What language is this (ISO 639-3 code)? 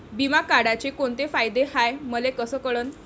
mar